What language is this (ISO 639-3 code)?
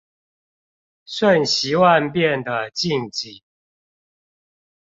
zho